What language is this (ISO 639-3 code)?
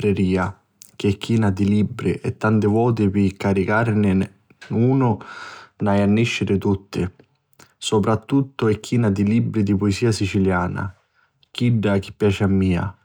scn